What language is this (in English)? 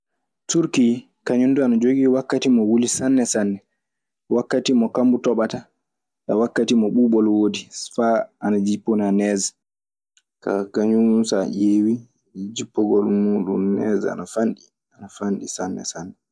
Maasina Fulfulde